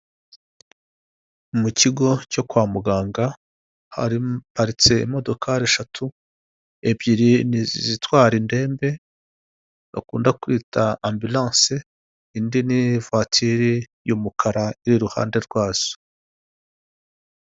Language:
Kinyarwanda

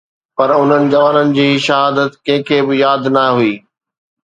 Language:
Sindhi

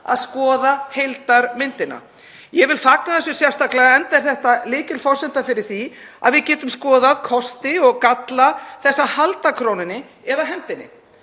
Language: Icelandic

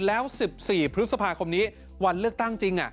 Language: Thai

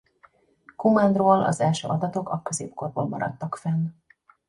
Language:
Hungarian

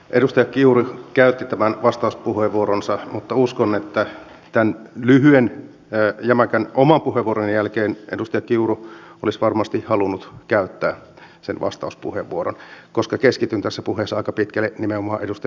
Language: Finnish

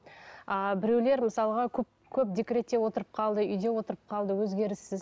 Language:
Kazakh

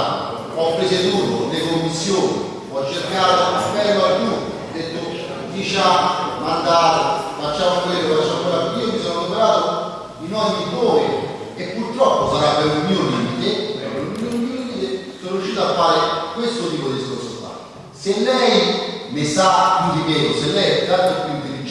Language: Italian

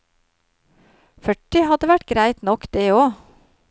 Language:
Norwegian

